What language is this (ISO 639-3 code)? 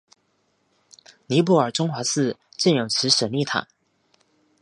zho